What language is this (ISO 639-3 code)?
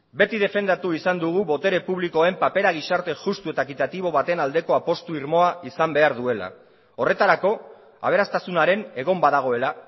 eus